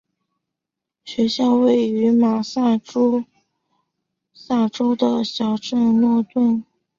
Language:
Chinese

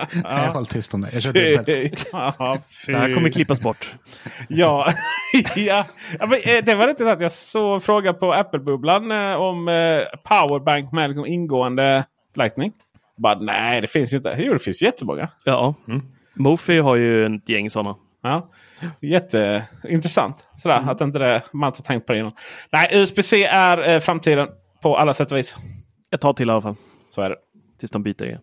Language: Swedish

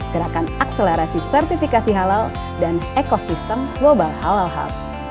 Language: Indonesian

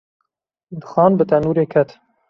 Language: Kurdish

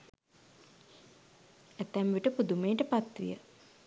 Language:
Sinhala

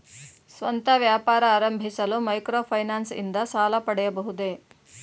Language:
Kannada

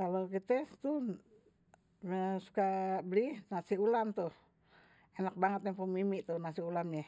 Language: Betawi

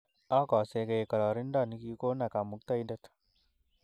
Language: Kalenjin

